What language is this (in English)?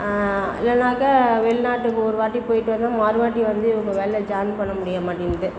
Tamil